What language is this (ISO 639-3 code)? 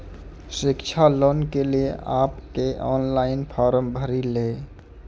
mai